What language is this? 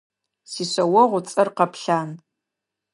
Adyghe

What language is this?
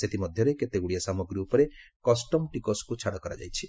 Odia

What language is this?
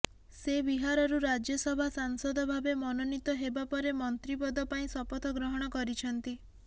Odia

